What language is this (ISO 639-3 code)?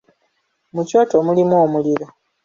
lug